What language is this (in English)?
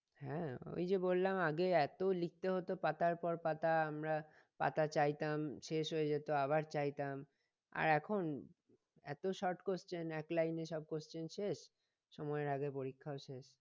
Bangla